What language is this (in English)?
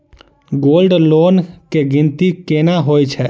Maithili